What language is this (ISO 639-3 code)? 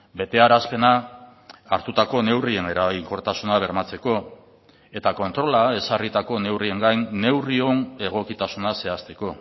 eus